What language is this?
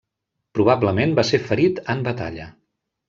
Catalan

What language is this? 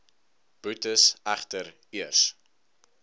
Afrikaans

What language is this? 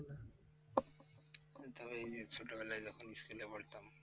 Bangla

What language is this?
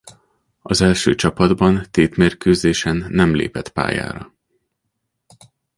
Hungarian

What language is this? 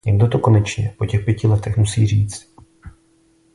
Czech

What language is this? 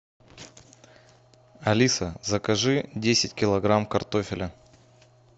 Russian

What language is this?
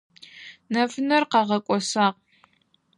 Adyghe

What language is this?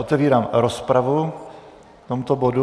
Czech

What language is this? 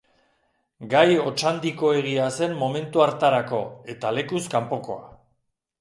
Basque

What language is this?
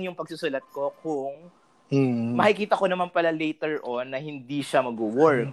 Filipino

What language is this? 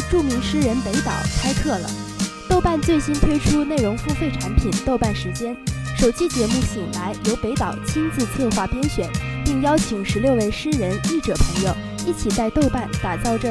Chinese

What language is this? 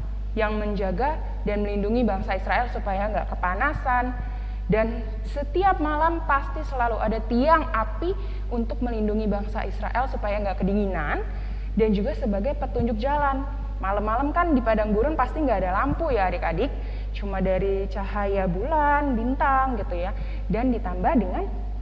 Indonesian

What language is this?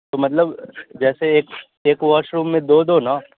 Urdu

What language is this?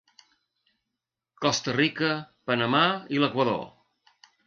Catalan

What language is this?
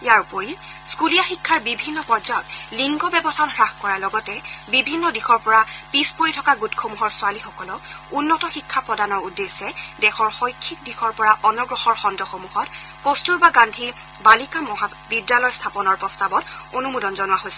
Assamese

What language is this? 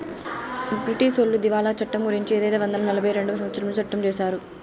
Telugu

